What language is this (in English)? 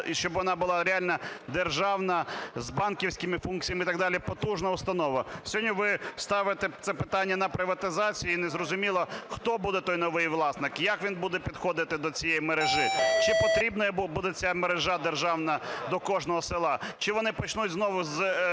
Ukrainian